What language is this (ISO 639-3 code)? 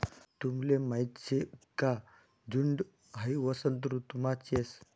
mar